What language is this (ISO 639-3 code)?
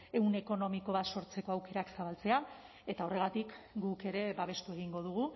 eus